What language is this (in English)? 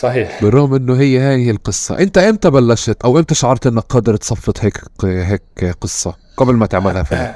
Arabic